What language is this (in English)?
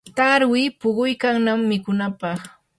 Yanahuanca Pasco Quechua